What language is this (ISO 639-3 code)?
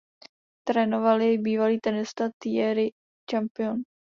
ces